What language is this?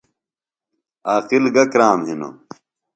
Phalura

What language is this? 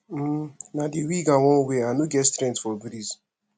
Nigerian Pidgin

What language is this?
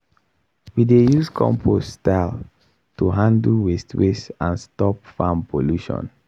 Nigerian Pidgin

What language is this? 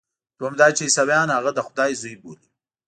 Pashto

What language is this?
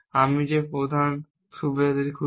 Bangla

